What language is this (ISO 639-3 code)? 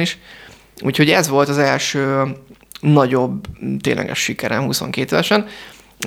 hun